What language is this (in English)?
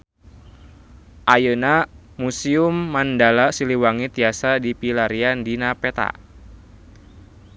Sundanese